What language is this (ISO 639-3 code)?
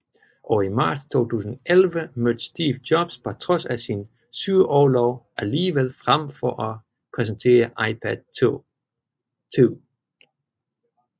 dan